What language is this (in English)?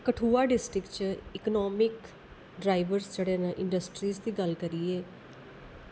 Dogri